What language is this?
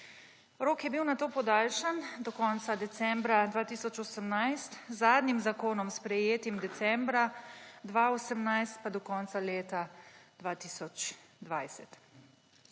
Slovenian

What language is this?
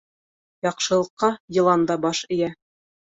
Bashkir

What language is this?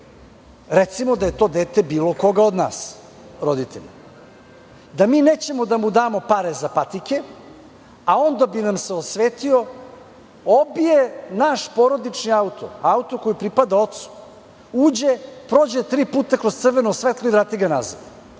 Serbian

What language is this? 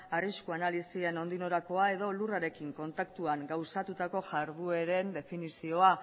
Basque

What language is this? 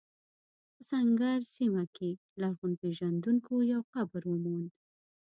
Pashto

